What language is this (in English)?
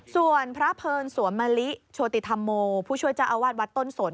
Thai